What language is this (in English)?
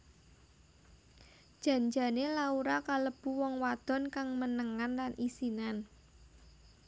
Javanese